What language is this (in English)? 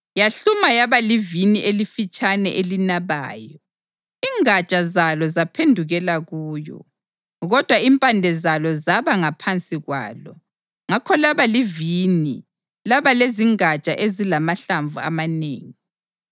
North Ndebele